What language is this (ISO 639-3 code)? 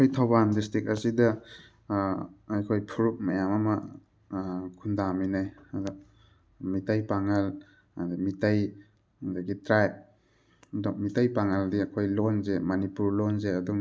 mni